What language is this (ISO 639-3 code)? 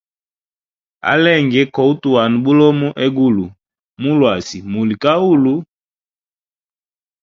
hem